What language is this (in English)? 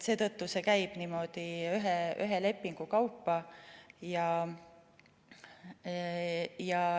Estonian